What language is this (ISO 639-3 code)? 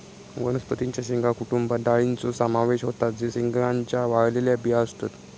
mar